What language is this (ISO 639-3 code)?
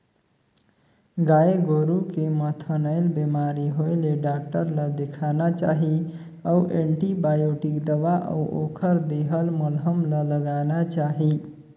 hne